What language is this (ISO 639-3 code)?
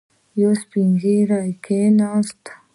pus